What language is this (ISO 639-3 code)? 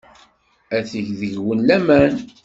kab